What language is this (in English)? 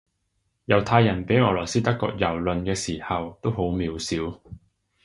Cantonese